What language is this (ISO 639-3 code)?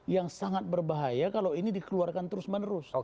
ind